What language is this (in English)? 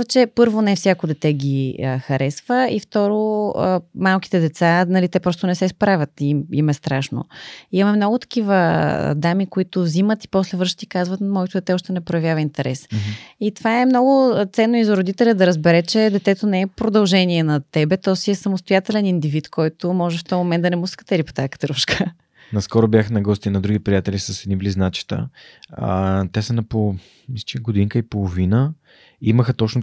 Bulgarian